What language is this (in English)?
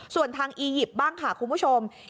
Thai